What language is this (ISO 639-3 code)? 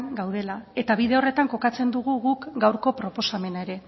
eus